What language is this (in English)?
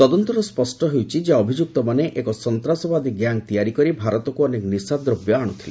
Odia